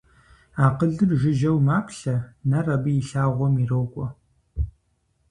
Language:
Kabardian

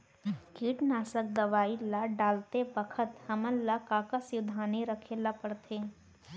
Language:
Chhattisgarhi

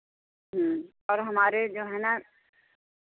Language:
Hindi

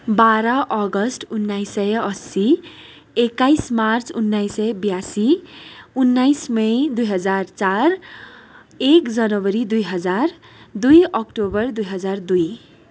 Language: Nepali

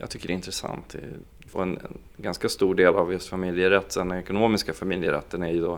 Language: Swedish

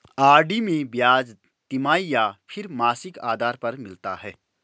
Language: Hindi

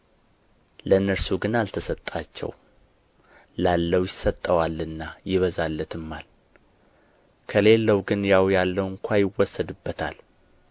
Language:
Amharic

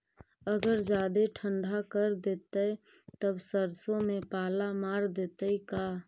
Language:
Magahi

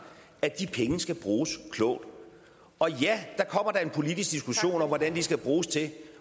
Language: Danish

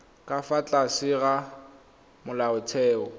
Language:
Tswana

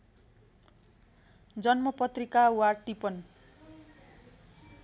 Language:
Nepali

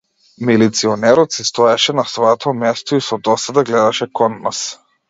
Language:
Macedonian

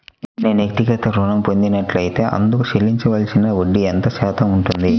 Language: Telugu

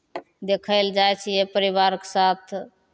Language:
Maithili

